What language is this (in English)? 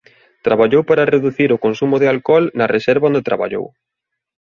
Galician